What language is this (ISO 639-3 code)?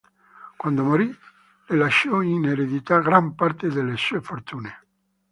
ita